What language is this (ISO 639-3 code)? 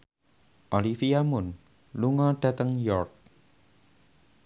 jav